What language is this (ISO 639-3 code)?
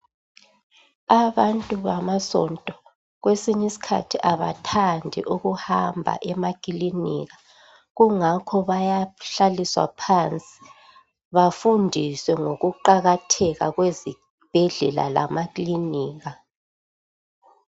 nde